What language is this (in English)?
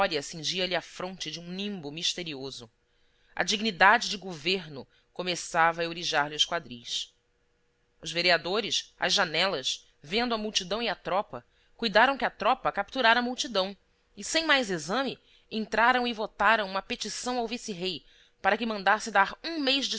Portuguese